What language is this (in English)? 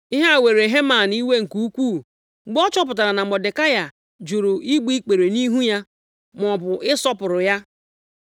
Igbo